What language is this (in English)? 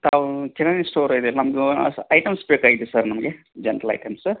Kannada